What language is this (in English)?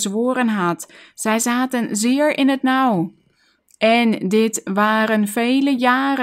Dutch